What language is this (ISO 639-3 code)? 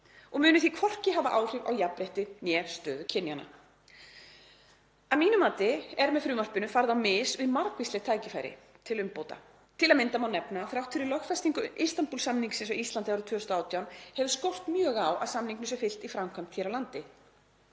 isl